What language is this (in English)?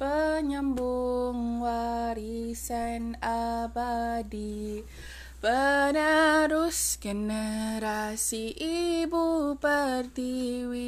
Malay